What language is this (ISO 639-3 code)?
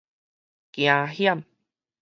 nan